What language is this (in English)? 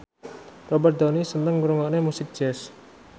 Javanese